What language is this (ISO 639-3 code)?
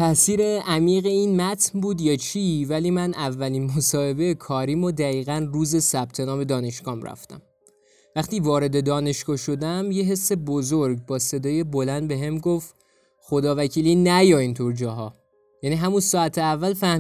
fas